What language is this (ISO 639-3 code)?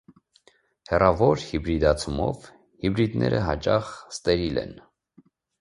hye